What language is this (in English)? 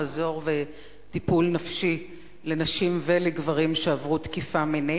Hebrew